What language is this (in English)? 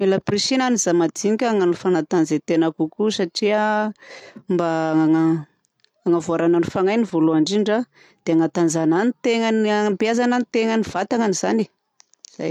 Southern Betsimisaraka Malagasy